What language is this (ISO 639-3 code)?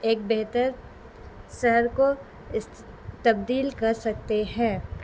urd